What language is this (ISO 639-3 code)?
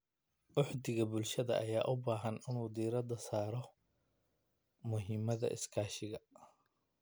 som